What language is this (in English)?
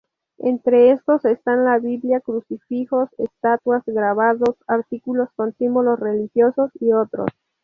Spanish